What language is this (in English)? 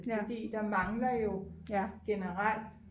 Danish